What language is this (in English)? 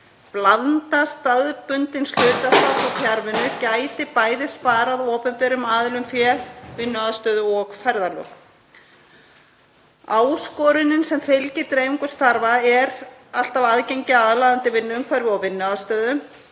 Icelandic